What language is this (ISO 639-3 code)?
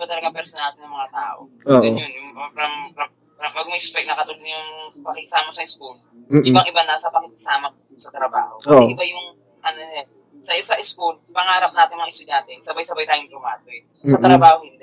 fil